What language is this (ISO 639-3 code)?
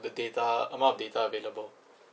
eng